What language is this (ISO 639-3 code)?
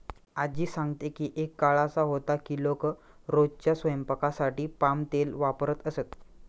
mar